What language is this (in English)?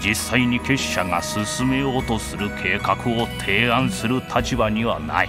Japanese